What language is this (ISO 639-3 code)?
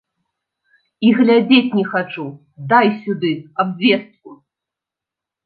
bel